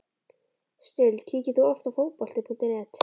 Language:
Icelandic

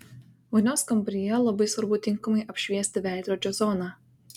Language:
Lithuanian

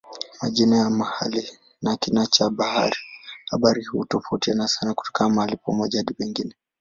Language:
Swahili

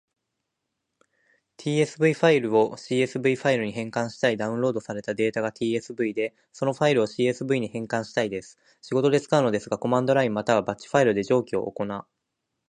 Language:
Japanese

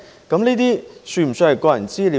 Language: Cantonese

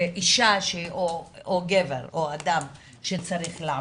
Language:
Hebrew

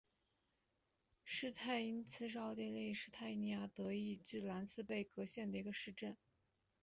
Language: Chinese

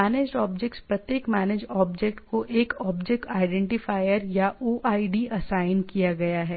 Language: Hindi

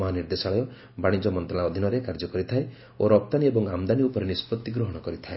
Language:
Odia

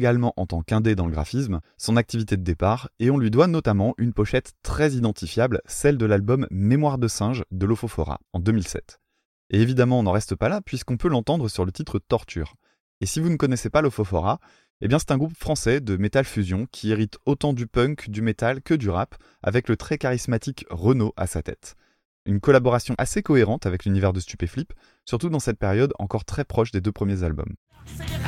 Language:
French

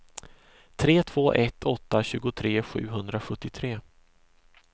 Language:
Swedish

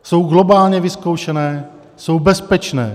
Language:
Czech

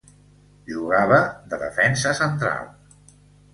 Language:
Catalan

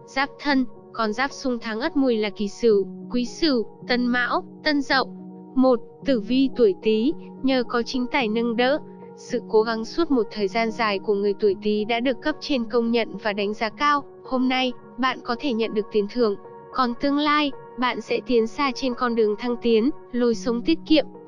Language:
Vietnamese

